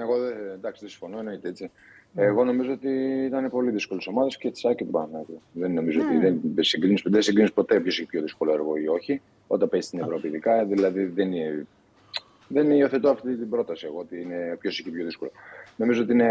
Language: Greek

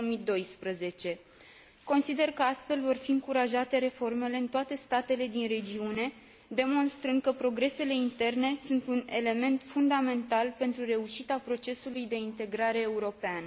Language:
Romanian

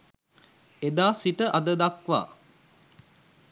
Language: Sinhala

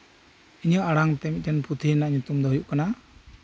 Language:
Santali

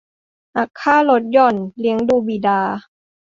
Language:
Thai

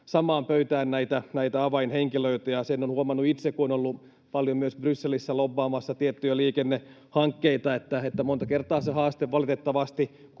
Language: Finnish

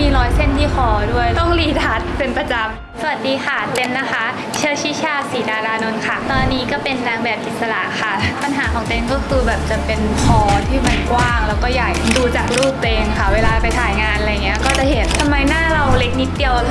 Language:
Thai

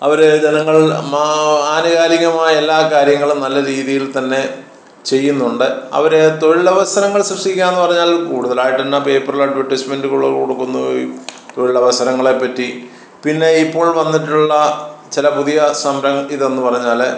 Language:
Malayalam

